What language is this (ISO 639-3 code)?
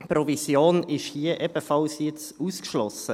gsw